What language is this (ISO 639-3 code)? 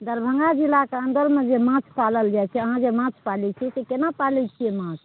mai